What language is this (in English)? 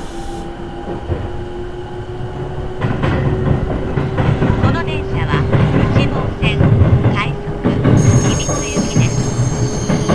Japanese